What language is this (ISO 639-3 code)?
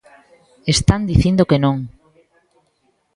glg